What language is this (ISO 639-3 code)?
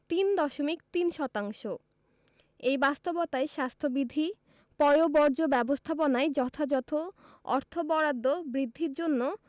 ben